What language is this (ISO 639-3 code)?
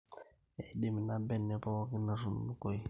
mas